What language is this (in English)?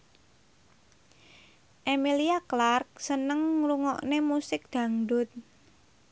Javanese